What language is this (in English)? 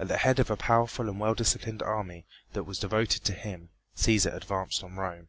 English